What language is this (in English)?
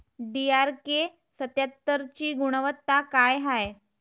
Marathi